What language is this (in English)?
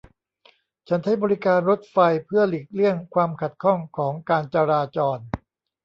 Thai